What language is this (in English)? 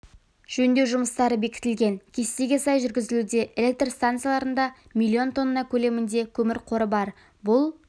Kazakh